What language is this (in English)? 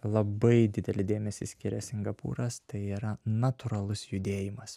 Lithuanian